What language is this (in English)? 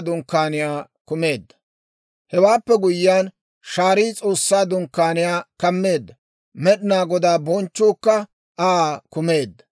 Dawro